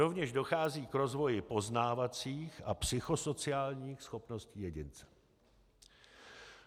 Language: Czech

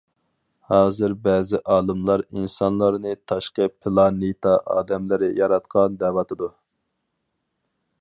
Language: Uyghur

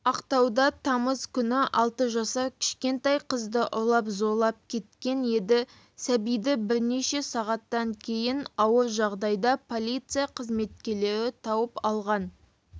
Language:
Kazakh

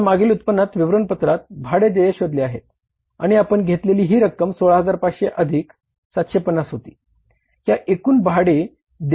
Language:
Marathi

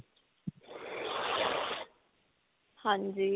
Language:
Punjabi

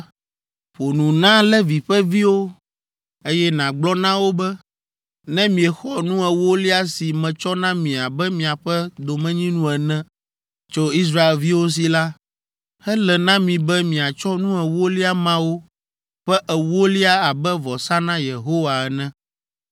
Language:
Ewe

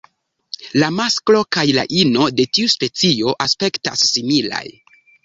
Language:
Esperanto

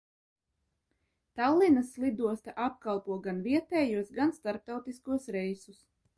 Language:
Latvian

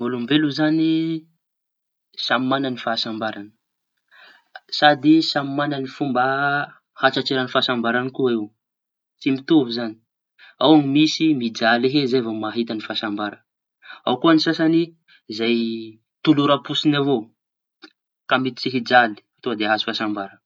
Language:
Tanosy Malagasy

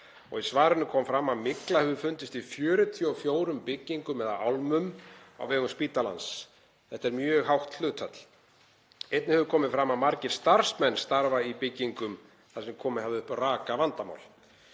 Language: Icelandic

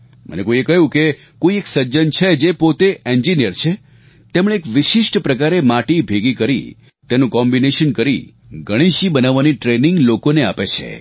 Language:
Gujarati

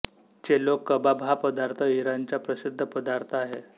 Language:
Marathi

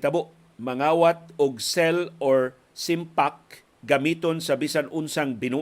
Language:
Filipino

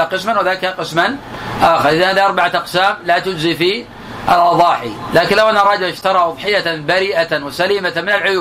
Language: Arabic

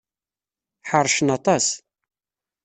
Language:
Kabyle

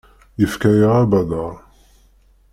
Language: Kabyle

